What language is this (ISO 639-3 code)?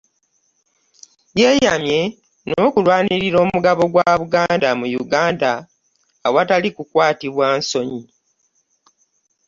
lug